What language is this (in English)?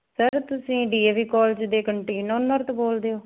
Punjabi